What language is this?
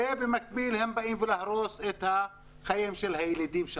Hebrew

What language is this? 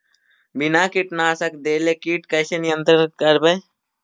Magahi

